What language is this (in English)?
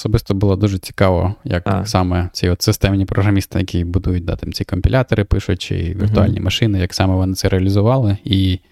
Ukrainian